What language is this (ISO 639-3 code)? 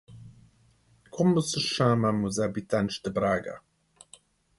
por